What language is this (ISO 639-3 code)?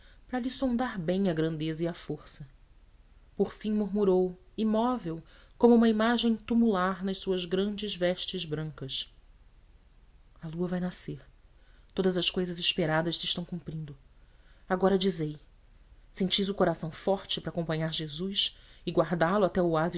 por